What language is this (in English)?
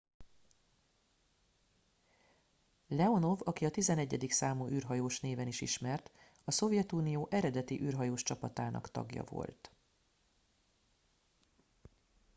Hungarian